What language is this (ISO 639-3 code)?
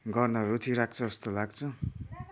nep